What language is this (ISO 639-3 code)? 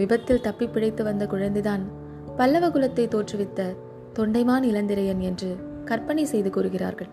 tam